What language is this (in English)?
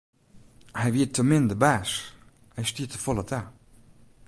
Western Frisian